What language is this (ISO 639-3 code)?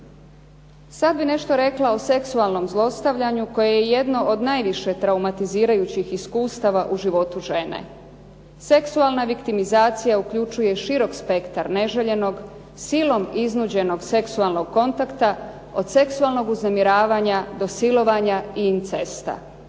hrv